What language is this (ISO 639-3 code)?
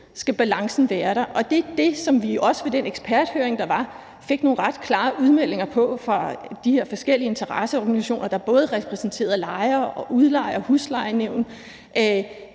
dan